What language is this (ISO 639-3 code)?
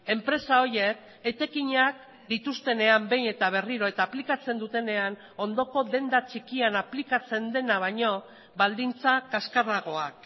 eus